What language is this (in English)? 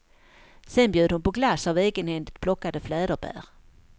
Swedish